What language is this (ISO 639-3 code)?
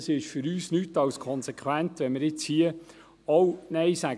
gsw